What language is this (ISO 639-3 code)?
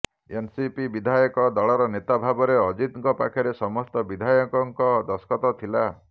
ori